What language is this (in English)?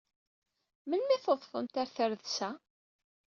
Kabyle